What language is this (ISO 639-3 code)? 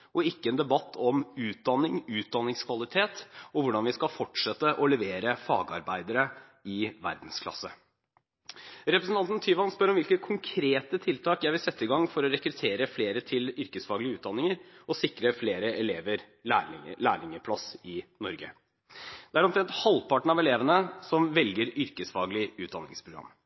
nob